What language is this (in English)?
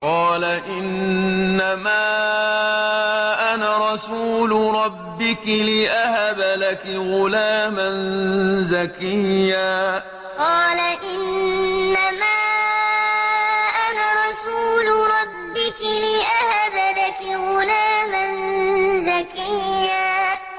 Arabic